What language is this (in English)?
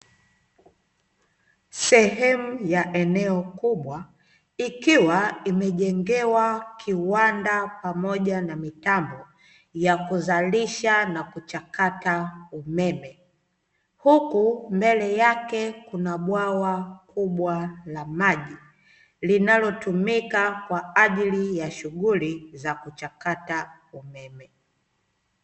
Swahili